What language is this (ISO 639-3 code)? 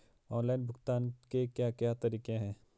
hin